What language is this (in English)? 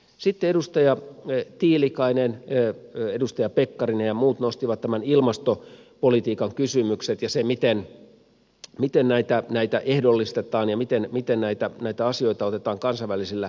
Finnish